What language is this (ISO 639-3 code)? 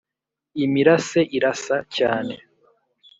kin